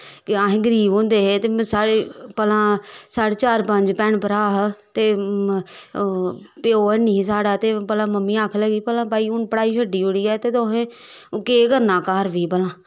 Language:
Dogri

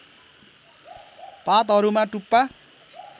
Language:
Nepali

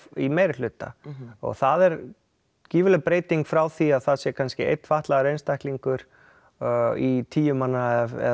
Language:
Icelandic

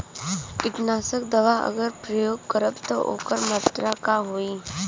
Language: Bhojpuri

